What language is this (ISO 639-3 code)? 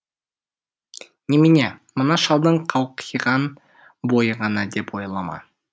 kaz